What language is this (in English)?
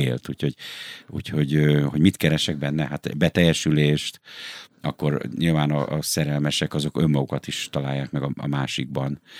Hungarian